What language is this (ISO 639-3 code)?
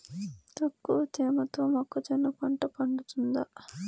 tel